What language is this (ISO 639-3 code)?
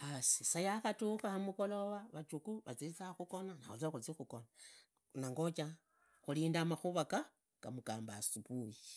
ida